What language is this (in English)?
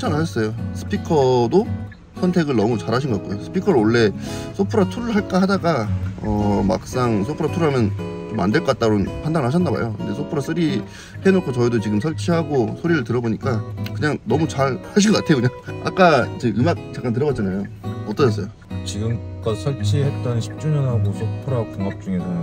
Korean